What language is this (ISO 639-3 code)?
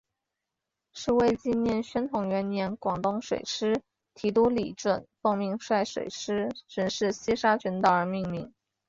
zho